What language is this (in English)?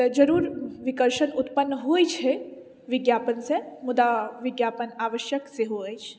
Maithili